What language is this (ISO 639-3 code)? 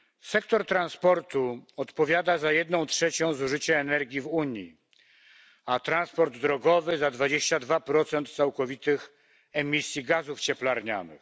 pol